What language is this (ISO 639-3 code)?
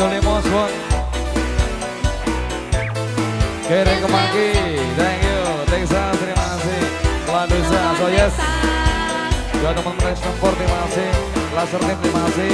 ind